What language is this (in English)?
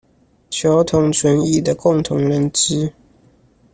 Chinese